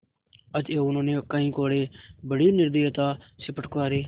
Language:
Hindi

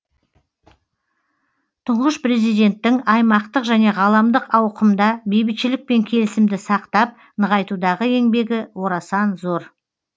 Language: Kazakh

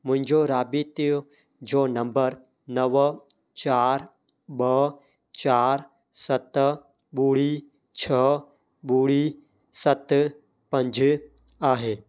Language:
Sindhi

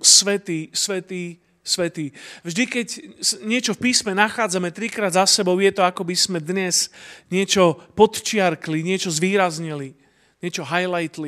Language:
Slovak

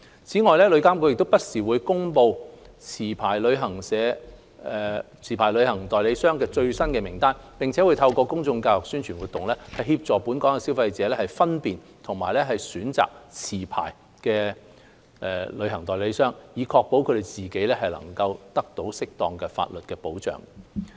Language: Cantonese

